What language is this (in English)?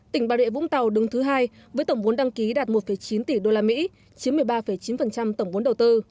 Vietnamese